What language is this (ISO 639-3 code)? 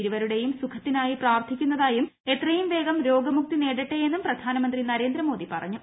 mal